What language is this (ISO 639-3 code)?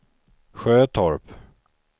swe